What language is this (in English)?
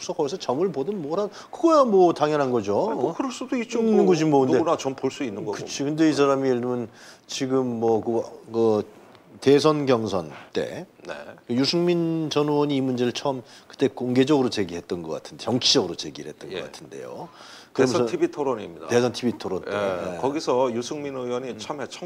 Korean